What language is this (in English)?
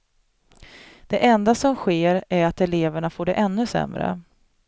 Swedish